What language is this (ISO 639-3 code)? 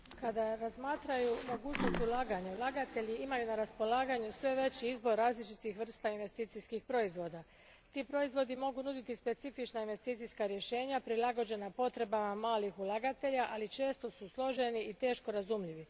hrv